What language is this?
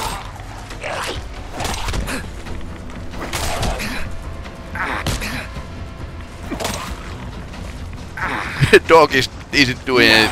English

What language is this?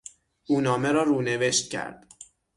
Persian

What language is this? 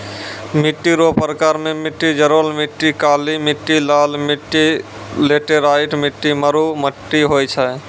Maithili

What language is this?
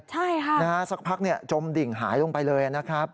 Thai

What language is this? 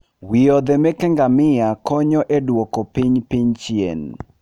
Luo (Kenya and Tanzania)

